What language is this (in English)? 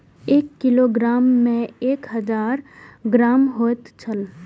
Maithili